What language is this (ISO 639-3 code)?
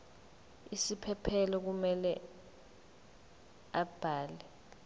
zul